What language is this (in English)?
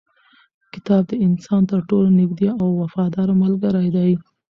Pashto